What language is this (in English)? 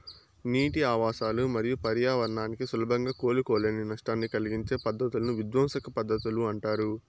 Telugu